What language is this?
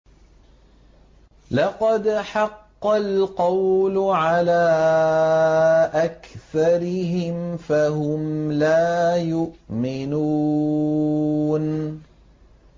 Arabic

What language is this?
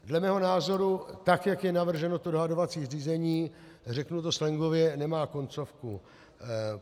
Czech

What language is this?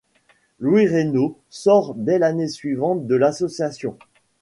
French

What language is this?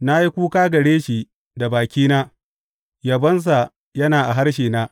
Hausa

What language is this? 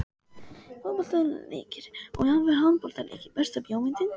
Icelandic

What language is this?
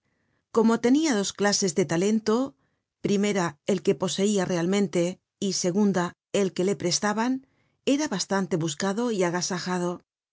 Spanish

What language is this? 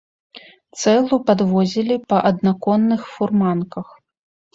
Belarusian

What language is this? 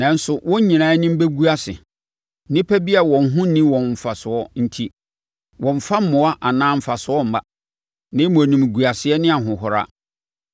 Akan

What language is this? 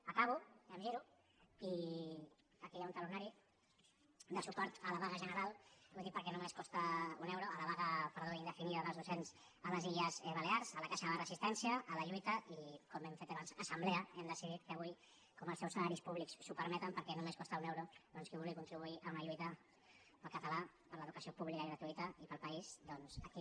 Catalan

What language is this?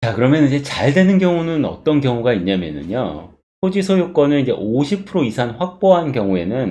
Korean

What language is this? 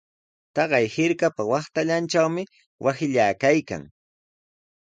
Sihuas Ancash Quechua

